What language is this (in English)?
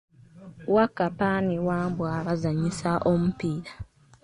Ganda